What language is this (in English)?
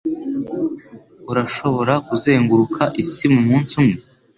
Kinyarwanda